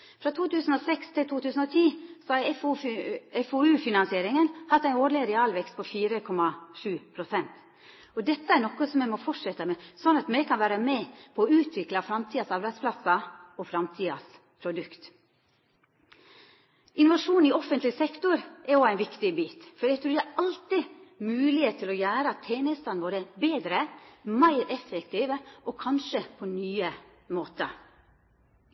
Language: Norwegian Nynorsk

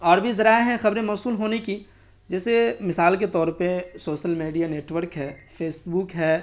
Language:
Urdu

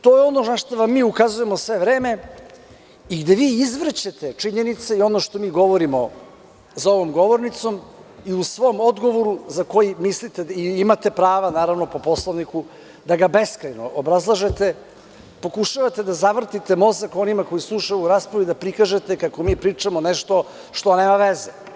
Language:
Serbian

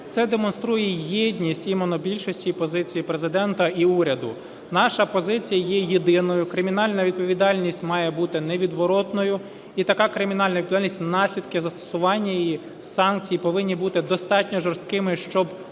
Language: Ukrainian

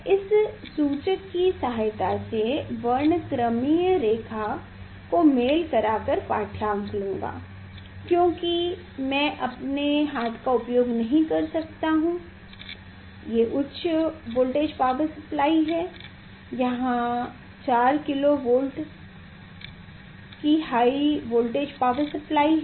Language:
Hindi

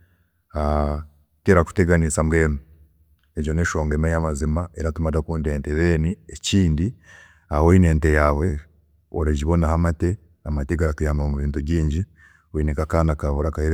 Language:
Chiga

